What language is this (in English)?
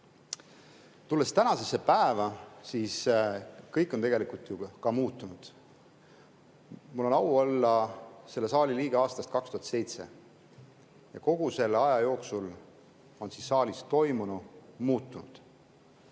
Estonian